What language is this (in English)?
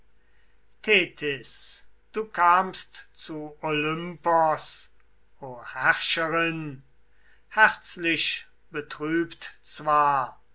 German